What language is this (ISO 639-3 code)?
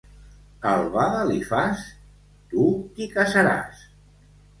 cat